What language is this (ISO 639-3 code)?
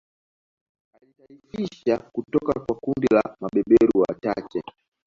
swa